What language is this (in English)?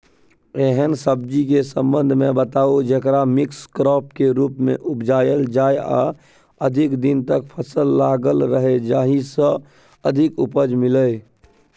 Maithili